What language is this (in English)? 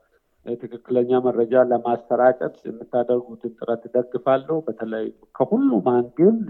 Amharic